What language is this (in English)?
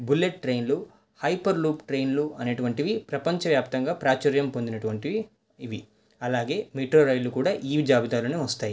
Telugu